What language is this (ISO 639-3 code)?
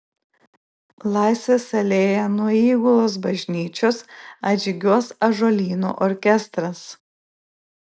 lit